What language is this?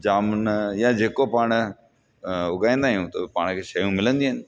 Sindhi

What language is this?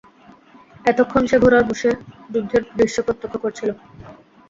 Bangla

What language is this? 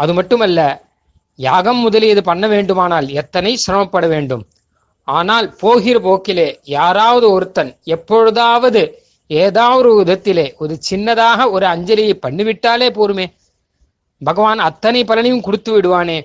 Tamil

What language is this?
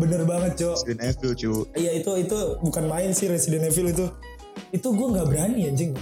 Indonesian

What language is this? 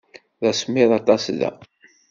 Kabyle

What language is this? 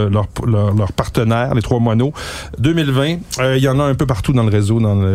French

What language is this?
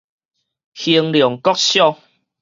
Min Nan Chinese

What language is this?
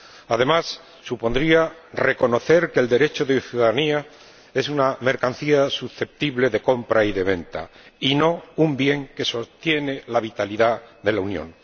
Spanish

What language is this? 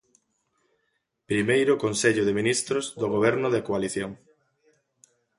Galician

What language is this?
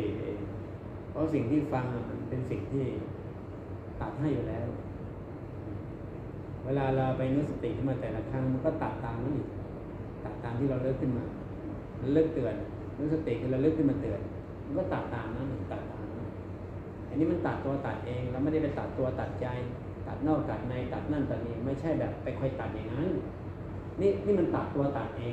Thai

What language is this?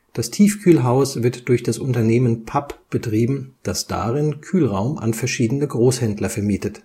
German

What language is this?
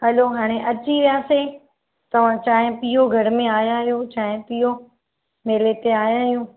Sindhi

